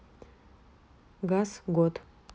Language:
Russian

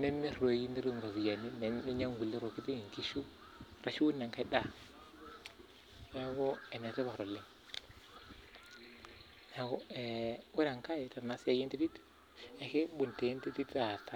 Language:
Masai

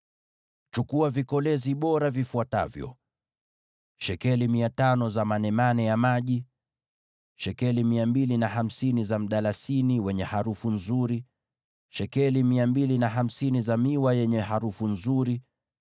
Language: Swahili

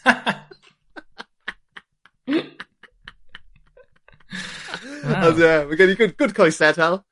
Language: Welsh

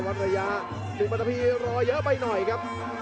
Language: Thai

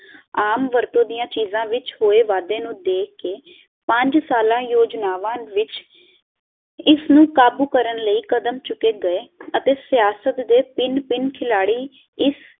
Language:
Punjabi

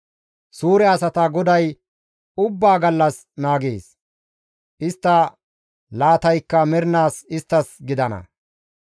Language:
Gamo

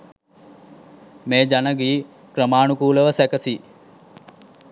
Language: Sinhala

